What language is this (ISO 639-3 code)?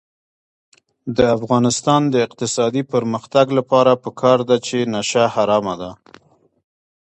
pus